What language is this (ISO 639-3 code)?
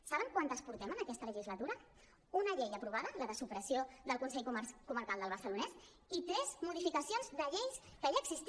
cat